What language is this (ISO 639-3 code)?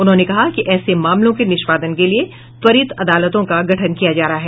hin